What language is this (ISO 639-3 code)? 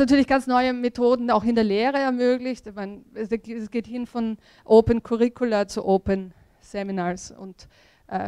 deu